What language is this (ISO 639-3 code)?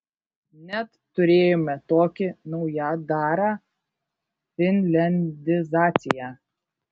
lit